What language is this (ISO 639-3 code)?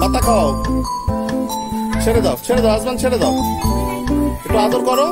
ind